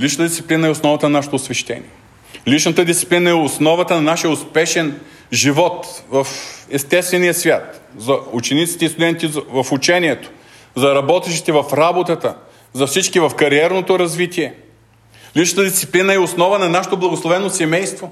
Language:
Bulgarian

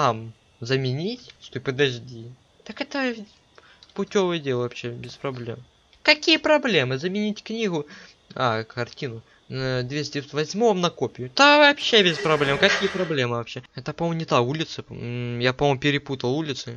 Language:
Russian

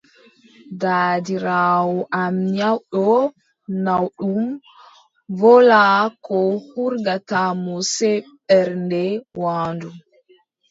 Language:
Adamawa Fulfulde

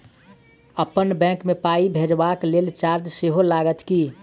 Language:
Maithili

